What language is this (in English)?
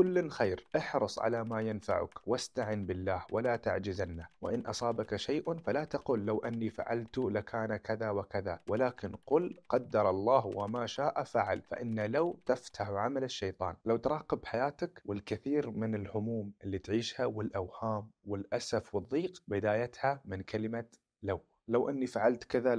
Arabic